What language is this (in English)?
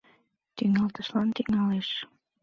Mari